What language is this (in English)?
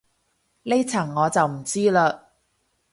Cantonese